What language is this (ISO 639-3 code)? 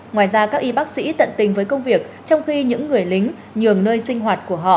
vie